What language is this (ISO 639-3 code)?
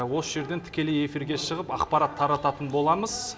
kaz